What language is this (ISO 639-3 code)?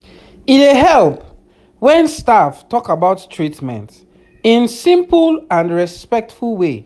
pcm